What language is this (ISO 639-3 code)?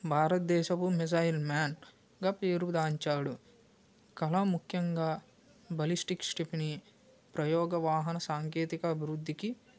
tel